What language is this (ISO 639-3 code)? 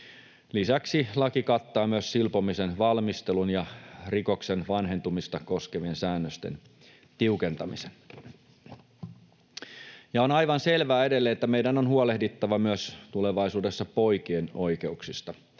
fin